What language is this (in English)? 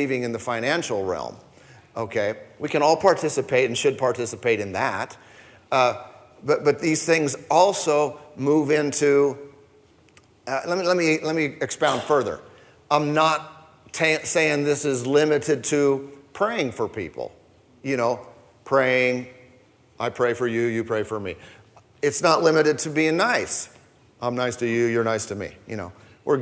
English